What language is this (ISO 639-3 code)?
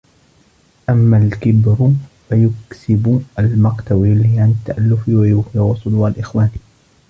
ara